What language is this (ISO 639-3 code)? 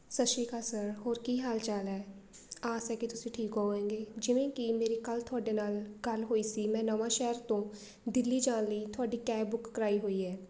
pan